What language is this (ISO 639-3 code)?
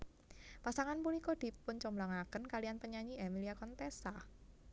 jav